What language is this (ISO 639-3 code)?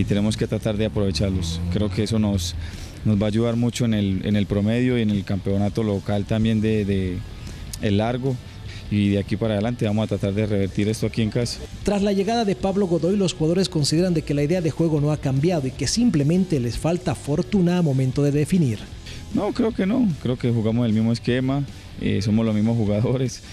spa